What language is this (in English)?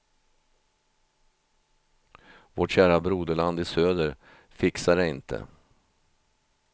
Swedish